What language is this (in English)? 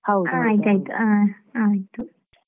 Kannada